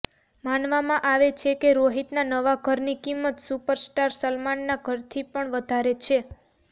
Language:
Gujarati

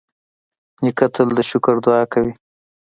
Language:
Pashto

